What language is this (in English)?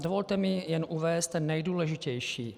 Czech